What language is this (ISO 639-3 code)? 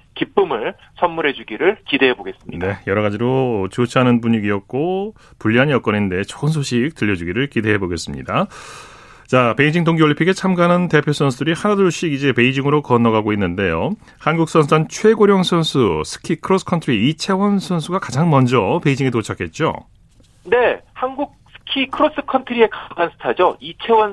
kor